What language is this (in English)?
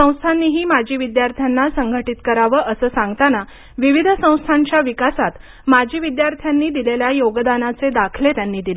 Marathi